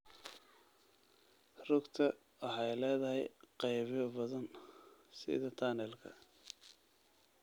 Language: Somali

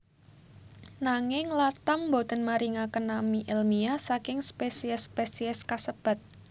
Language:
Javanese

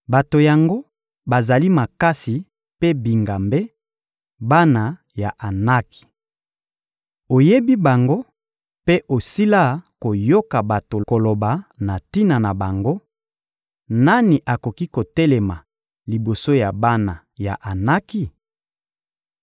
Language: Lingala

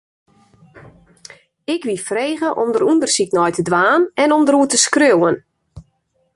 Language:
Western Frisian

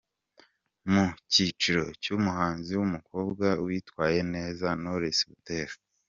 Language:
Kinyarwanda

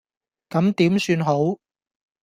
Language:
Cantonese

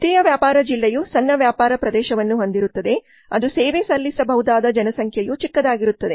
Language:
Kannada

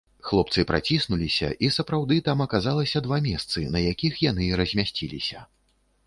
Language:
Belarusian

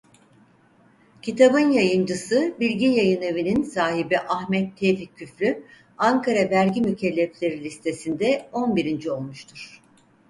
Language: Turkish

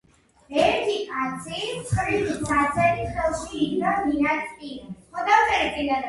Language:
Georgian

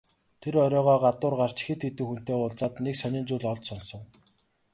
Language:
Mongolian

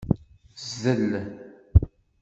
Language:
Kabyle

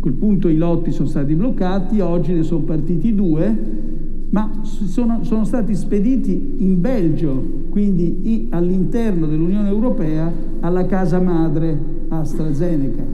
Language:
Italian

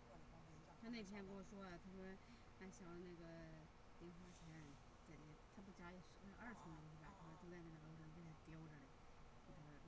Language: Chinese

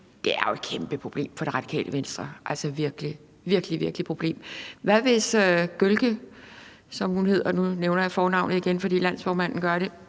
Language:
Danish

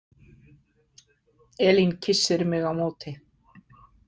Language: Icelandic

